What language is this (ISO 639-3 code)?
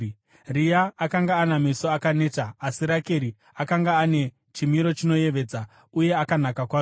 sna